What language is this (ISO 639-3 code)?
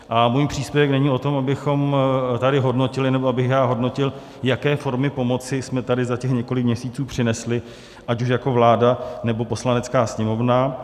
ces